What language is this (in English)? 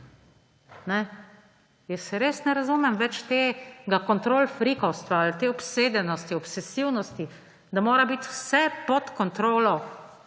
Slovenian